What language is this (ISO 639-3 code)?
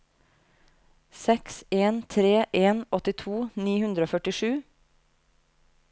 nor